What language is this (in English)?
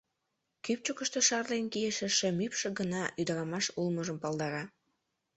Mari